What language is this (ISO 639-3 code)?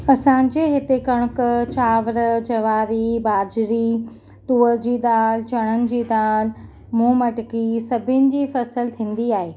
snd